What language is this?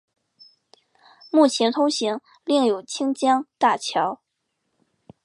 Chinese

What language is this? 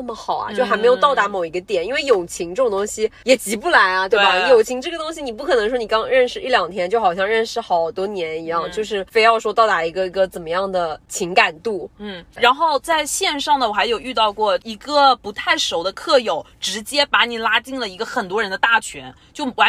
Chinese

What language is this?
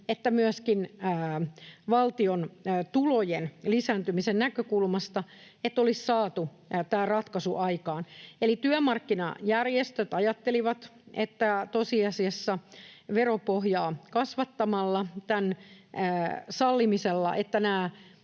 Finnish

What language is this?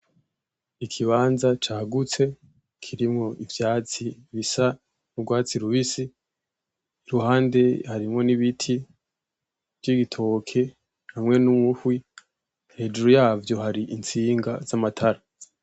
Rundi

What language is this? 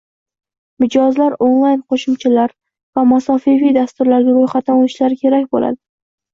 Uzbek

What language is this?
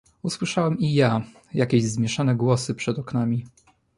Polish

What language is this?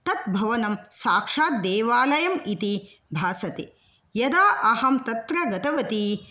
Sanskrit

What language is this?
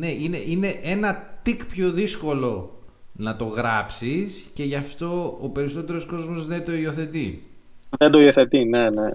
Greek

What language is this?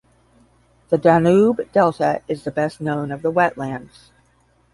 English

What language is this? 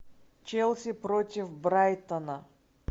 Russian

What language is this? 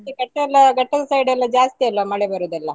Kannada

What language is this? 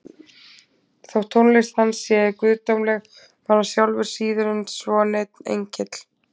Icelandic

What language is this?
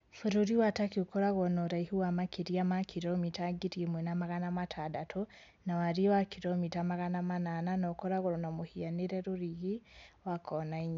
Kikuyu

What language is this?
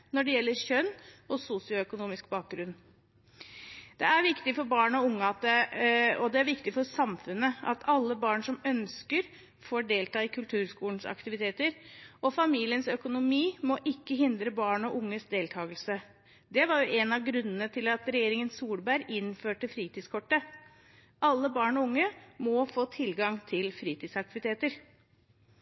Norwegian Bokmål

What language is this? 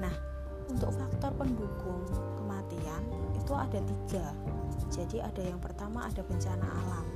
Indonesian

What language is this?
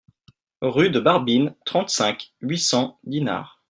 French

